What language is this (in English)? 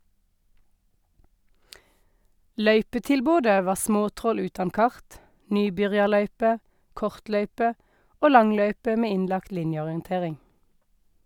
Norwegian